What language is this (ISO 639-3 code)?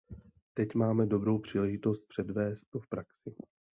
ces